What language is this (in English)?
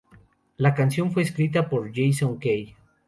Spanish